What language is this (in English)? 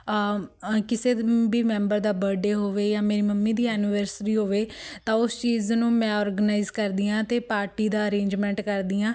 Punjabi